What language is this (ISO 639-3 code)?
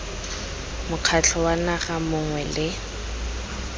tsn